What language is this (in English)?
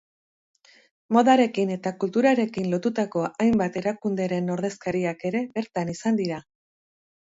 Basque